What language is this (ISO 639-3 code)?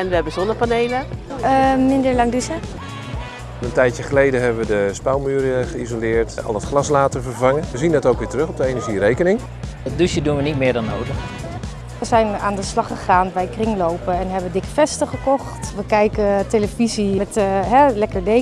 nld